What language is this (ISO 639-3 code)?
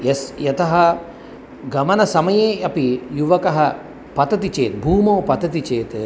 san